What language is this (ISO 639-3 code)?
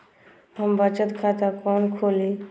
mai